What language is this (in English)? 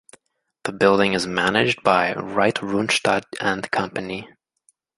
English